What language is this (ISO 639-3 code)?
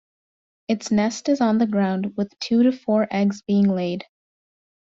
eng